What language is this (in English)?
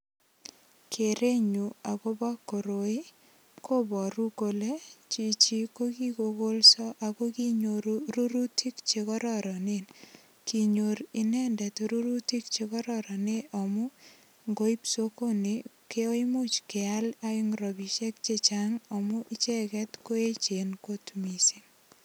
Kalenjin